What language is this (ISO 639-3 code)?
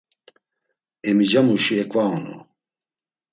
lzz